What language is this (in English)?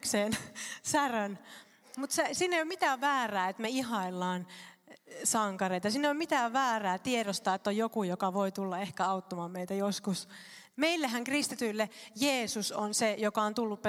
Finnish